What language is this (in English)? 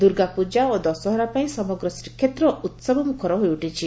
Odia